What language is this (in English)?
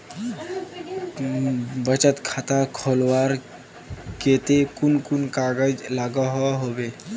Magahi